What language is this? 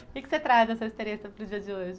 Portuguese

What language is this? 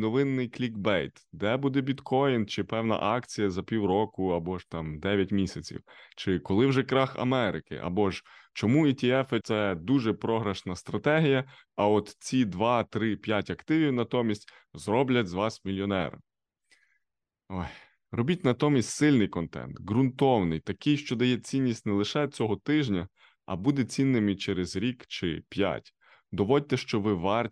Ukrainian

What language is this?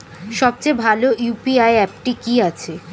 Bangla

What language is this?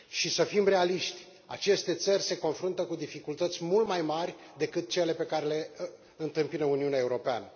Romanian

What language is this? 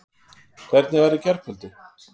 Icelandic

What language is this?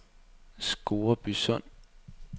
Danish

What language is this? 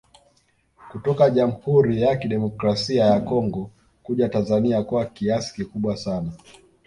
Swahili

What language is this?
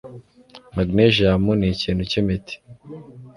Kinyarwanda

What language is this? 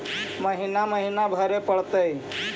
Magahi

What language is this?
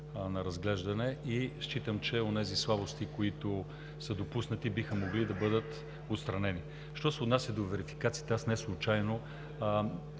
Bulgarian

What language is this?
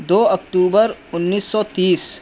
Urdu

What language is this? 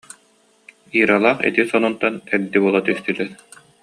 Yakut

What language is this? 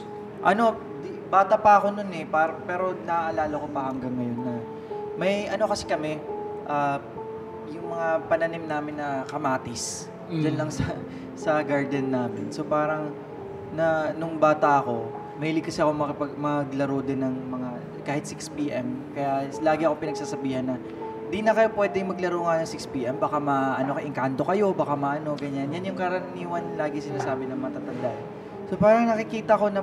Filipino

